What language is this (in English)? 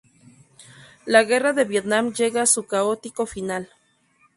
Spanish